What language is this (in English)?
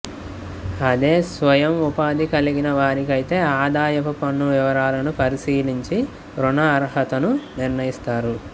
Telugu